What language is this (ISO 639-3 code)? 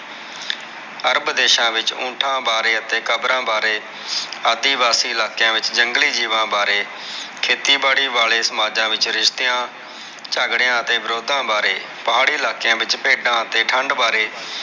pan